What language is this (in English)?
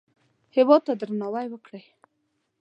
Pashto